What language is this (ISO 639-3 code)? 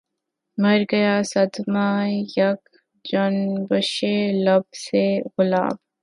urd